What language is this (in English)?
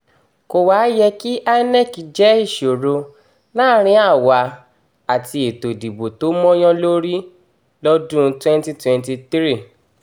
Yoruba